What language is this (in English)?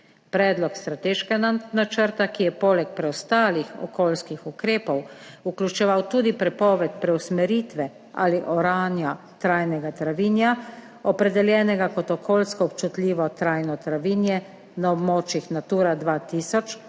Slovenian